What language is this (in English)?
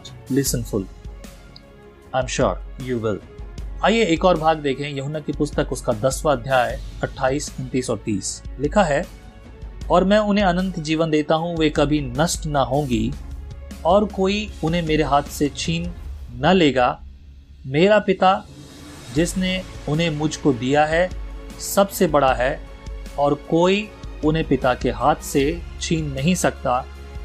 Hindi